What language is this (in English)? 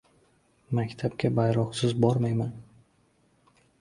Uzbek